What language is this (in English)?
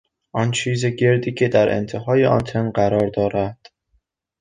Persian